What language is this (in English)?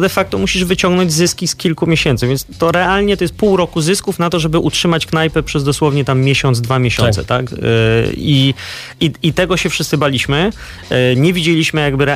Polish